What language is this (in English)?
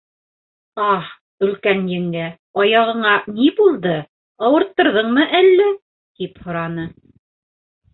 Bashkir